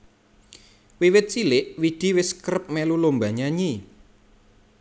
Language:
Javanese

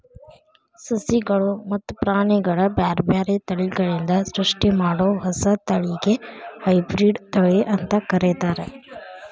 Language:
Kannada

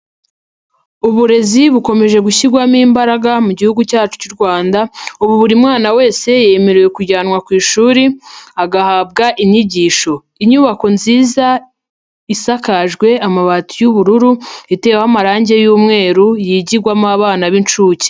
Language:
Kinyarwanda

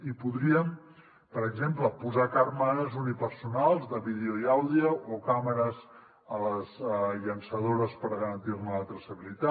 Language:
Catalan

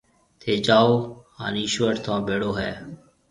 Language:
Marwari (Pakistan)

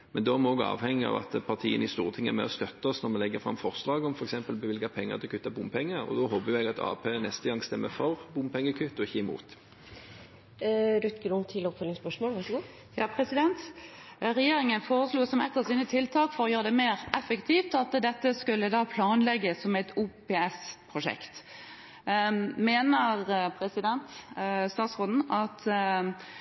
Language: Norwegian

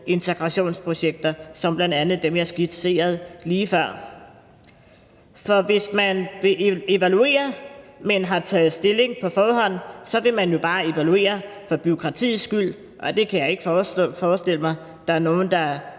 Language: Danish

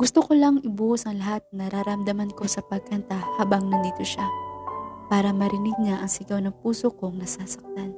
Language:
Filipino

